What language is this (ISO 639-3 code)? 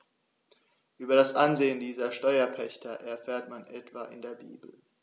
deu